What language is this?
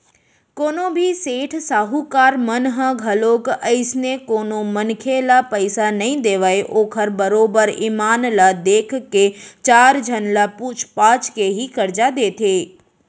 Chhattisgarhi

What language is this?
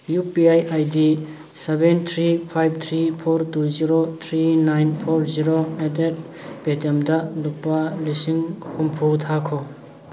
Manipuri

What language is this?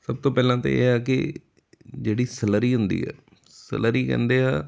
Punjabi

